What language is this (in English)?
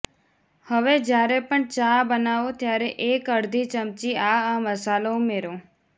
Gujarati